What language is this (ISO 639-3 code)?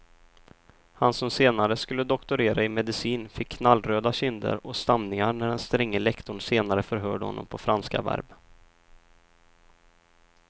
swe